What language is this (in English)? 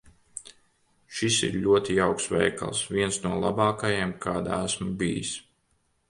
Latvian